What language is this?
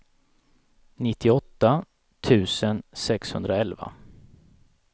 Swedish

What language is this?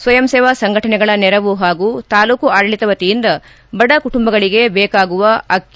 Kannada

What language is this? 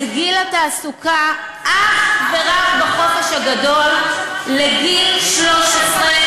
Hebrew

